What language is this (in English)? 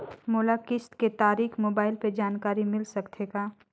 Chhattisgarhi